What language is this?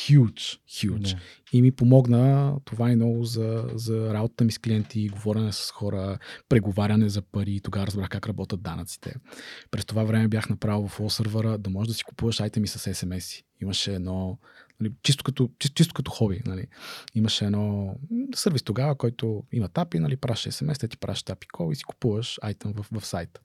Bulgarian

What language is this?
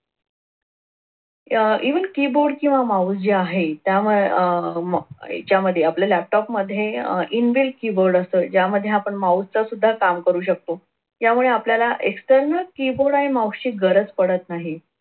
Marathi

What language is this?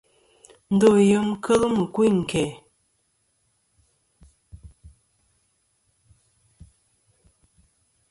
Kom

